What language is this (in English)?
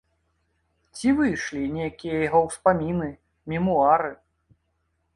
Belarusian